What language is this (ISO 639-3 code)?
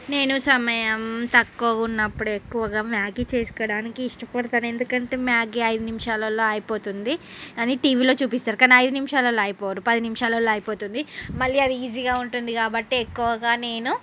tel